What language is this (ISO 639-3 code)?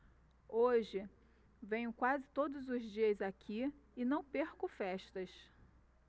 por